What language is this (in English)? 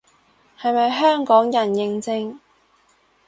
Cantonese